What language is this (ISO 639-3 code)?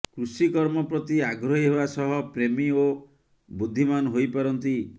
ori